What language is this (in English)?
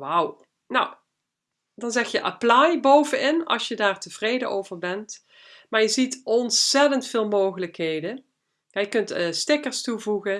Dutch